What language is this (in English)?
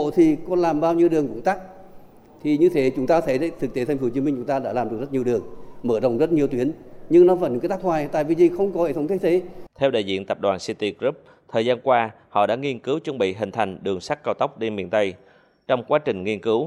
Vietnamese